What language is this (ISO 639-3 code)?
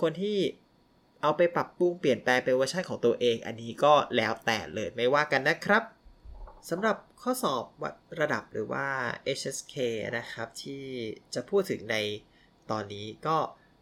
tha